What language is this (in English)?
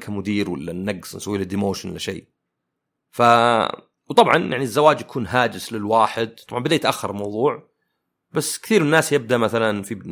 Arabic